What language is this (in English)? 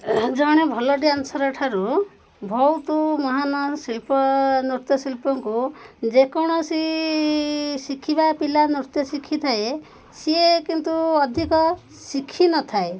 Odia